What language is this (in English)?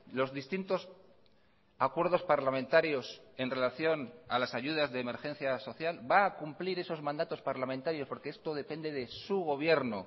Spanish